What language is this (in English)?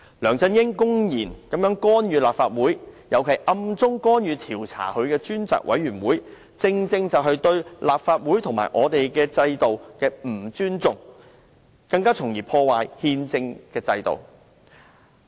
Cantonese